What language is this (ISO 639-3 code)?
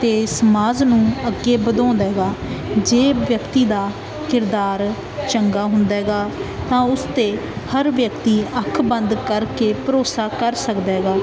pan